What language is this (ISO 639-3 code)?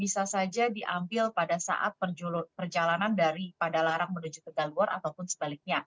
ind